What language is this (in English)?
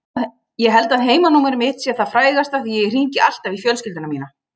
Icelandic